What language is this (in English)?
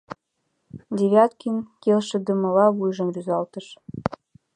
Mari